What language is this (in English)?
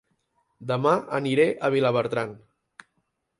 Catalan